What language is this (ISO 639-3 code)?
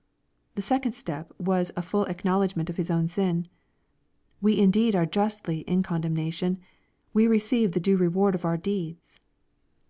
eng